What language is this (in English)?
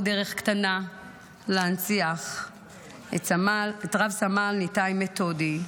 Hebrew